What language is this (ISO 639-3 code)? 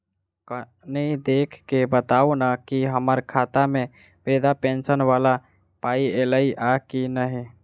mai